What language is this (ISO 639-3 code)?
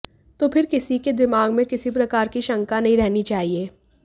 hin